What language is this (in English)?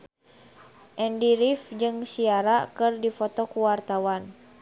Sundanese